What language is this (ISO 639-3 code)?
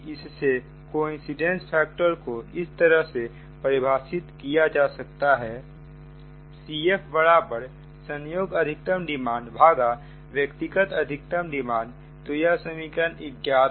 hin